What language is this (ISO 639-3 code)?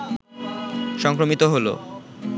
ben